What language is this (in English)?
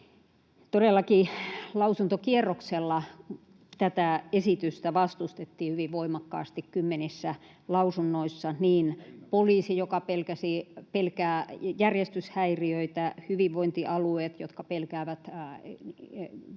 Finnish